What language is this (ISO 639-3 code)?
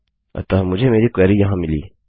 hin